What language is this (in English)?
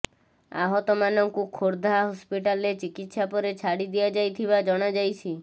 Odia